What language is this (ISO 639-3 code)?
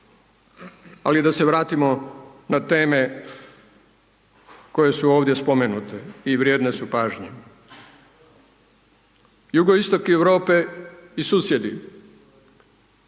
hrv